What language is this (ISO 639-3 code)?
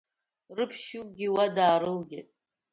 abk